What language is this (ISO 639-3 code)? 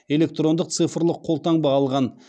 kaz